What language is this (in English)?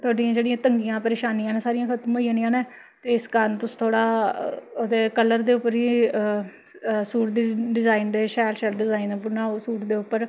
Dogri